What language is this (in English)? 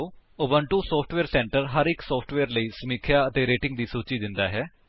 Punjabi